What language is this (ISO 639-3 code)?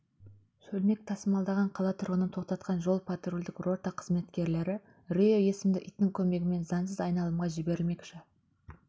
kaz